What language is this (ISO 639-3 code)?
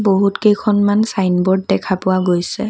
asm